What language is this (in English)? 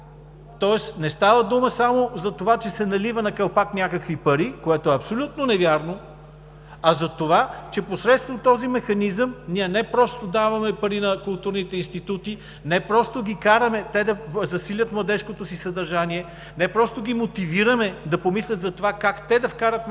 Bulgarian